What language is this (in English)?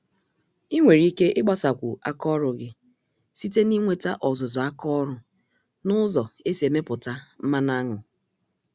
Igbo